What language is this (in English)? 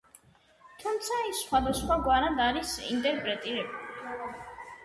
Georgian